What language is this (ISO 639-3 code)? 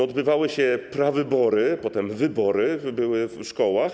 pol